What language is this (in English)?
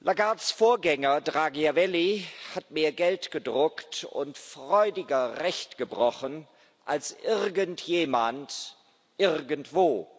German